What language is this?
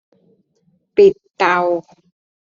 Thai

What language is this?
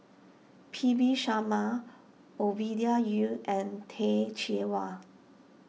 English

